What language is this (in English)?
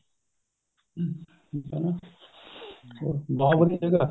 Punjabi